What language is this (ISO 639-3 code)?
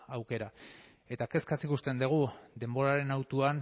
eus